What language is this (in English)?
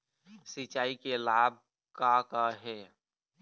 Chhattisgarhi